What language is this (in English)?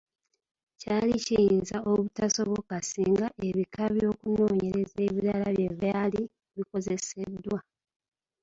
Ganda